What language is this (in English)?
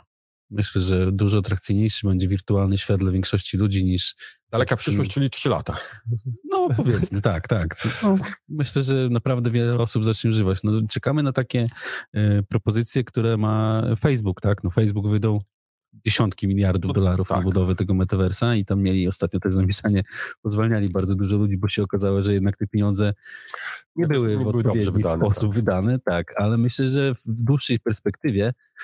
Polish